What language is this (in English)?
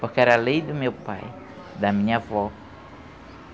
Portuguese